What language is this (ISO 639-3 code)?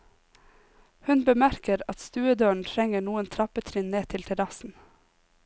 nor